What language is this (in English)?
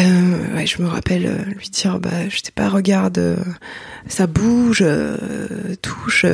French